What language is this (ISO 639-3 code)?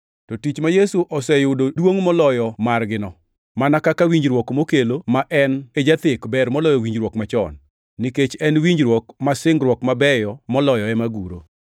luo